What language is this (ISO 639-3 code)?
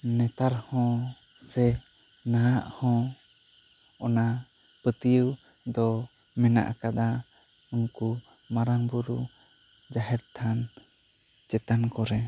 sat